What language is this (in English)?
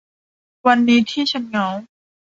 Thai